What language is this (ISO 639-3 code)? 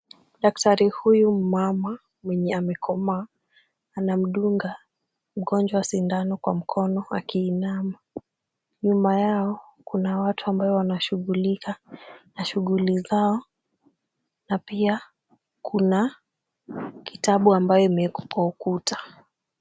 swa